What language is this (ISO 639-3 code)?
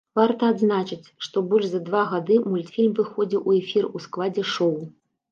bel